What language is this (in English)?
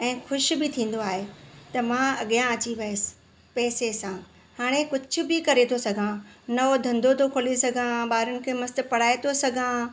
Sindhi